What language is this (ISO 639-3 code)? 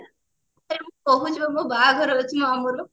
ori